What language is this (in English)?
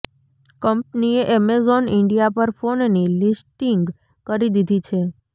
Gujarati